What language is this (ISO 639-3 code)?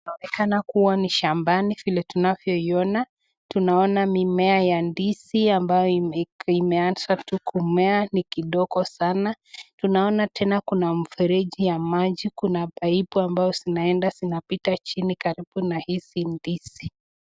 swa